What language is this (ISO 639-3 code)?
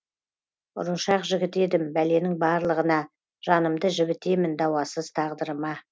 kaz